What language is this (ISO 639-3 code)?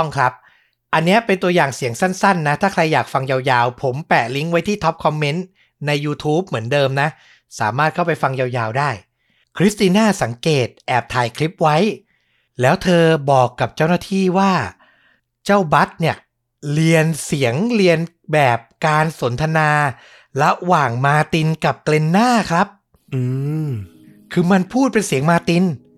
tha